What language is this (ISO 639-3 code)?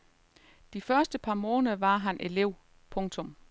dan